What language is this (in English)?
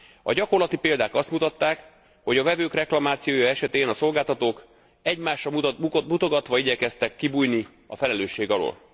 Hungarian